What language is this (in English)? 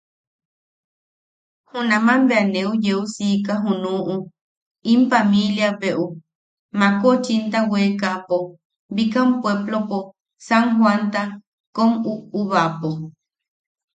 Yaqui